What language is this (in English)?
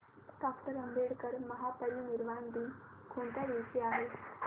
Marathi